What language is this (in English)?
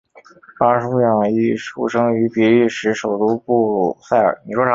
Chinese